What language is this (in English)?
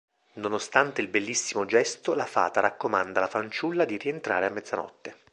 Italian